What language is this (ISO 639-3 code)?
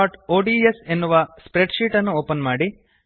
kan